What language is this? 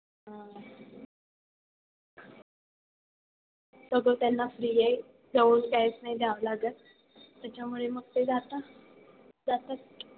Marathi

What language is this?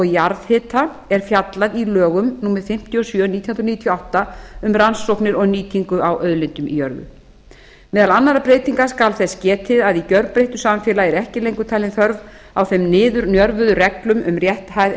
Icelandic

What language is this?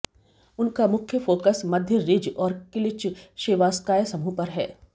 Hindi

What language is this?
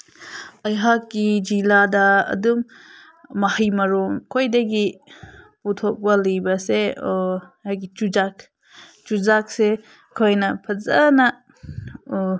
Manipuri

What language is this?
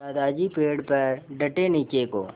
Hindi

